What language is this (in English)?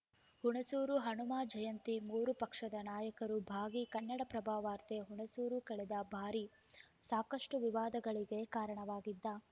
Kannada